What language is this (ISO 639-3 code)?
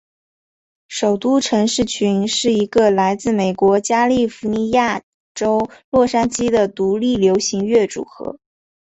zho